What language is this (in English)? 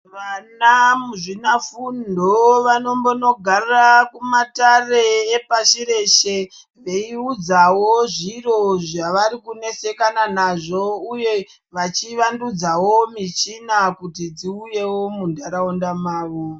Ndau